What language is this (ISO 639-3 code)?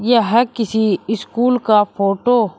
hin